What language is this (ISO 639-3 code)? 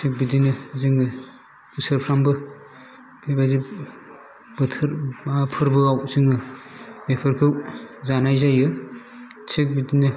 brx